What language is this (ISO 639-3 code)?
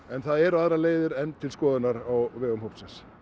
isl